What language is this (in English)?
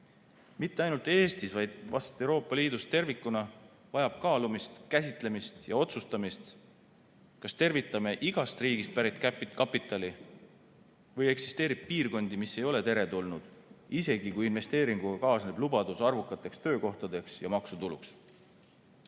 Estonian